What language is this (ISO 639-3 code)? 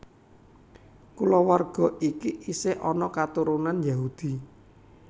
jav